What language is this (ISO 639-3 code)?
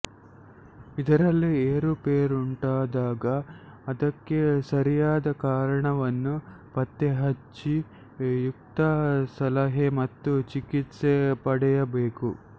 kan